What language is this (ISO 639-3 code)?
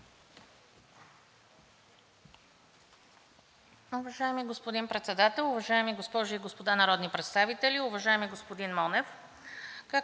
bul